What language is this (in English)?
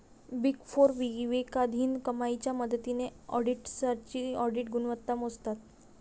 Marathi